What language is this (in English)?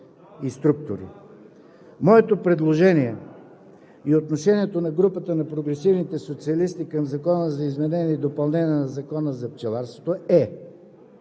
Bulgarian